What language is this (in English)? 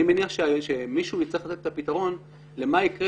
Hebrew